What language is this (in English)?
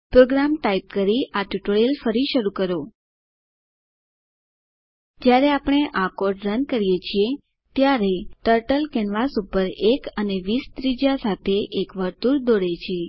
Gujarati